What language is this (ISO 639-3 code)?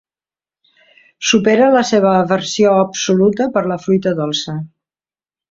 cat